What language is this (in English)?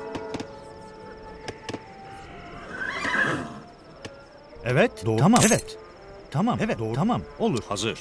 Turkish